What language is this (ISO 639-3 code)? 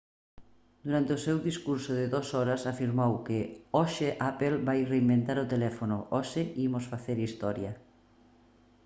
glg